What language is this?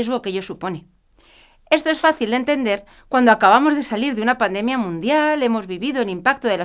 Spanish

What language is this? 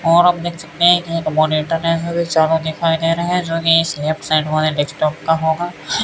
Hindi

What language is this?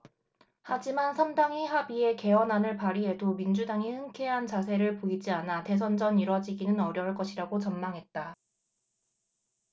Korean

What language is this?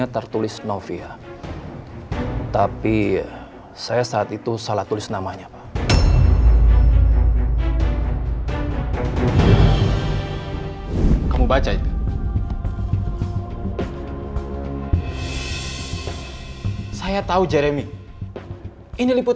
Indonesian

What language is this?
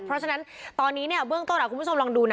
Thai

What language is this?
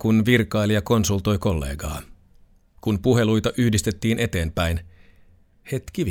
Finnish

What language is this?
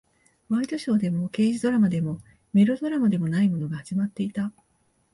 Japanese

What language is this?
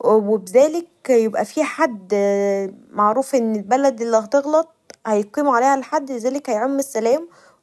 Egyptian Arabic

